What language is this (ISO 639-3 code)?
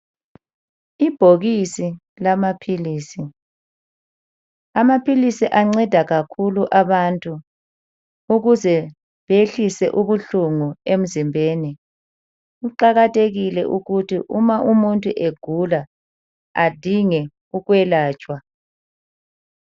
nde